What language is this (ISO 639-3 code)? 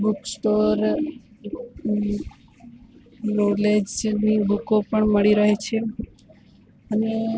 guj